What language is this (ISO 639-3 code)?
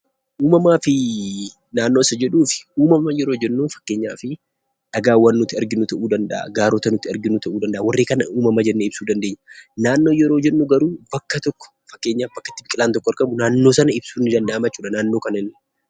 orm